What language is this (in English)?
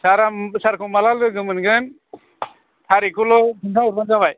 Bodo